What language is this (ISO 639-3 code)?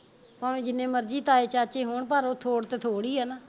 pan